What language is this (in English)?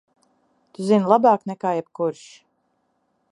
Latvian